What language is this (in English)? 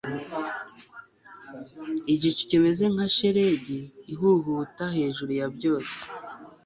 Kinyarwanda